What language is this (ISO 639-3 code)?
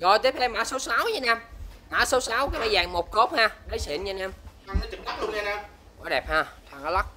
vie